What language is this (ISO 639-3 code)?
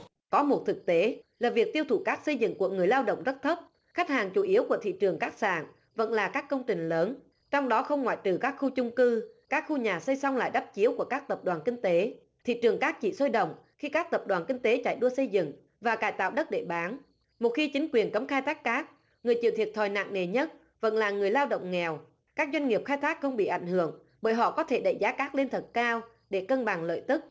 vie